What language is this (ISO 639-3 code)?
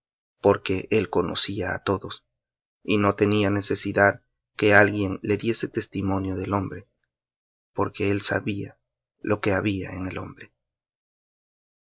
spa